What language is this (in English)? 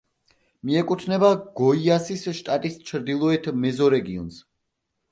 Georgian